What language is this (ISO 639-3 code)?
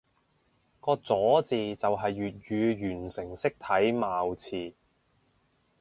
yue